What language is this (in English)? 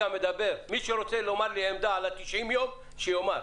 Hebrew